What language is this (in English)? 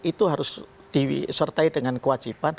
Indonesian